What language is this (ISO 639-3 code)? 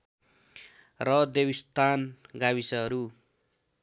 nep